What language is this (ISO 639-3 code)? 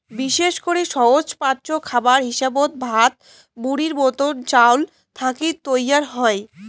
ben